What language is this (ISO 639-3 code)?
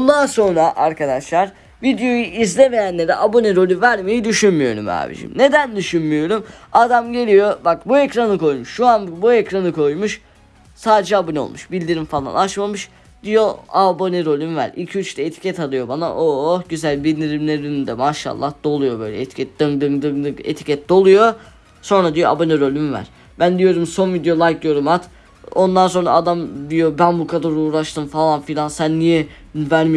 tur